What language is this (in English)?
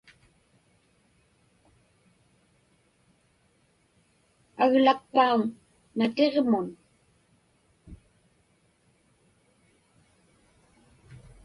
Inupiaq